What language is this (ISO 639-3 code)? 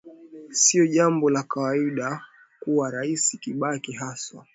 swa